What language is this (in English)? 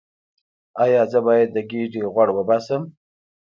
Pashto